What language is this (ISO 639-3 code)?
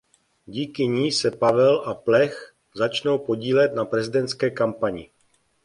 ces